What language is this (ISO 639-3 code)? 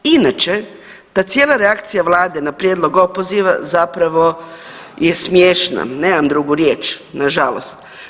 hrv